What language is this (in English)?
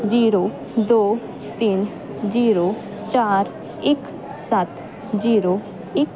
Punjabi